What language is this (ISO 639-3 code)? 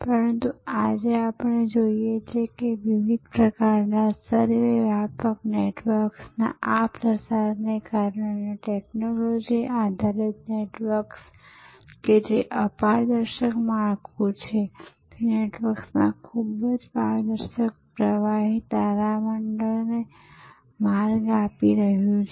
guj